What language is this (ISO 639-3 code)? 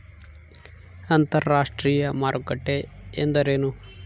kan